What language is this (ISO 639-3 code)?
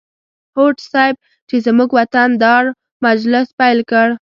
pus